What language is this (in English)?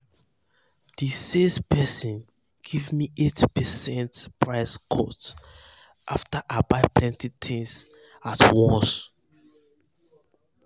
Nigerian Pidgin